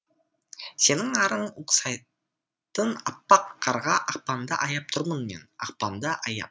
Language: Kazakh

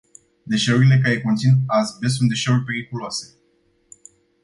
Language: Romanian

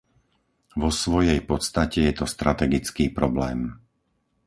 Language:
Slovak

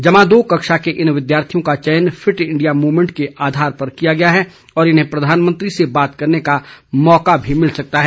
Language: Hindi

